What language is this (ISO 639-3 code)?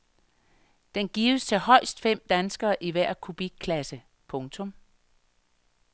dan